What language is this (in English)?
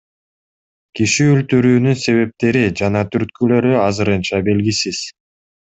Kyrgyz